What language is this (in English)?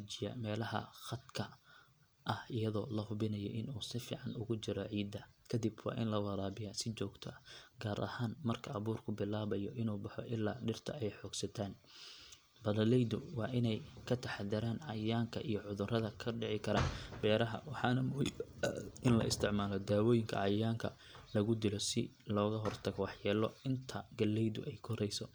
Somali